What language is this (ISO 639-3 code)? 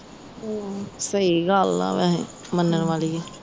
pan